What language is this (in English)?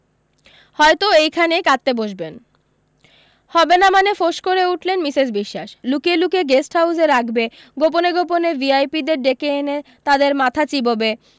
Bangla